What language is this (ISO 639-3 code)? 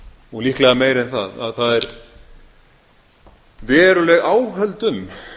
isl